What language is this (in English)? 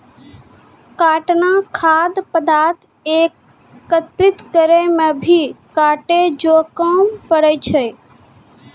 Maithili